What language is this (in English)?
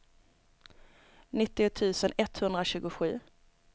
Swedish